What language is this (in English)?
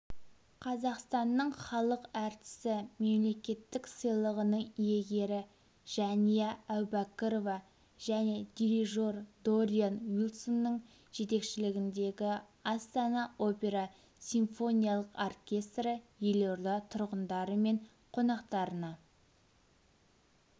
Kazakh